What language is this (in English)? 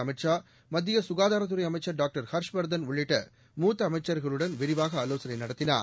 Tamil